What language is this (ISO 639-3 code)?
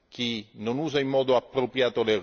ita